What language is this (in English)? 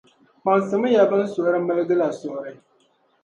Dagbani